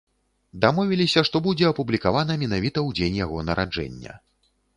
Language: Belarusian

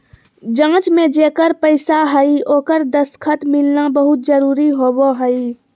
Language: Magahi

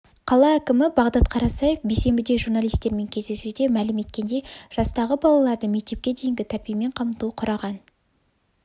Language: Kazakh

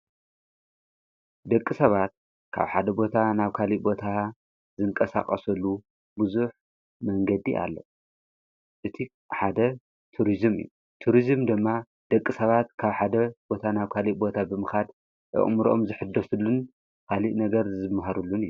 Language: Tigrinya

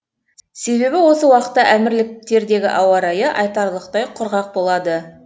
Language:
Kazakh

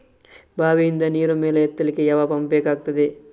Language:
Kannada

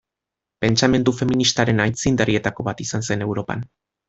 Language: Basque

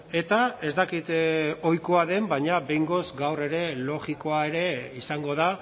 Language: Basque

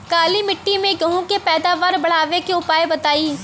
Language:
Bhojpuri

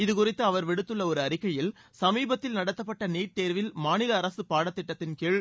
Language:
Tamil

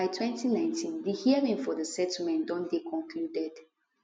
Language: Nigerian Pidgin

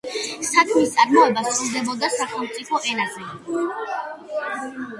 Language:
Georgian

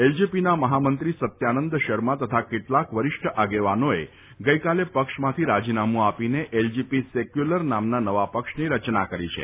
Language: Gujarati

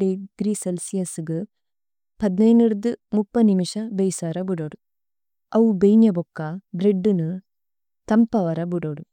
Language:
Tulu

